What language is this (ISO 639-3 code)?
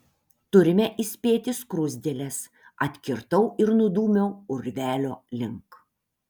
lit